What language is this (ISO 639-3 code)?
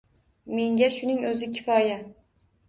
uzb